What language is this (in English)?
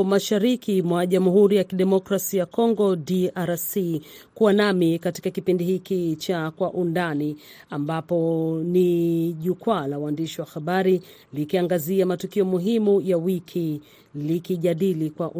Swahili